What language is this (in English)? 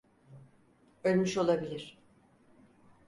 Turkish